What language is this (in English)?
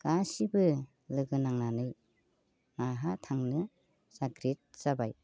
Bodo